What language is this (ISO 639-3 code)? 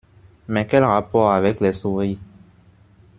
fra